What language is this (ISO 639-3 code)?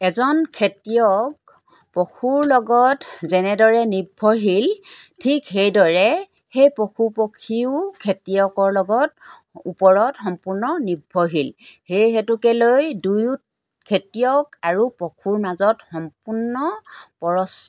asm